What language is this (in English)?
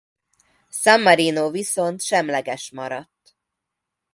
Hungarian